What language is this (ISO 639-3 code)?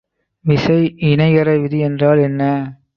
tam